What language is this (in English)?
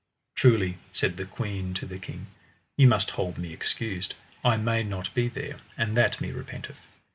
English